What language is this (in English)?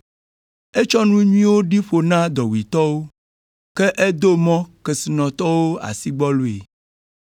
Ewe